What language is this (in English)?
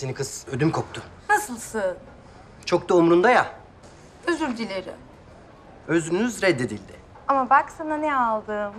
Turkish